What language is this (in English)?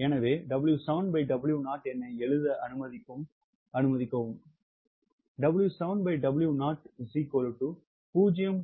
Tamil